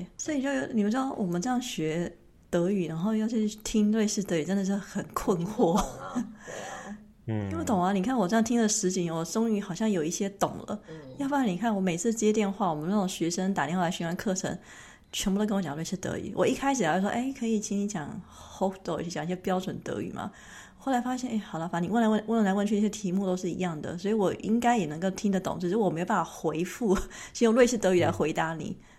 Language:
Chinese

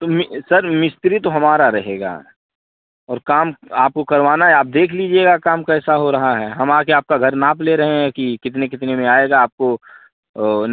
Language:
Hindi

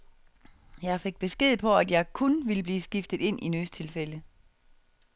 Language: Danish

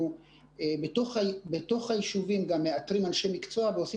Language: Hebrew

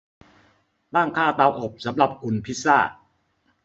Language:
Thai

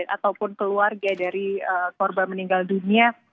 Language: Indonesian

